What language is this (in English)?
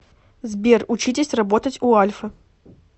Russian